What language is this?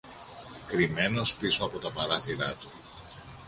Greek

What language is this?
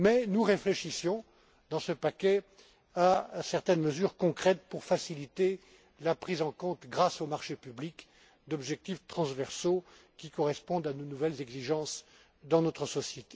French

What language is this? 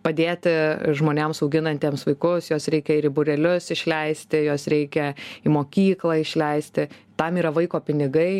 Lithuanian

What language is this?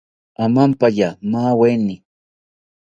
South Ucayali Ashéninka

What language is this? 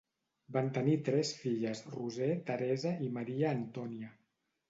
Catalan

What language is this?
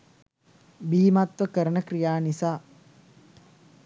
Sinhala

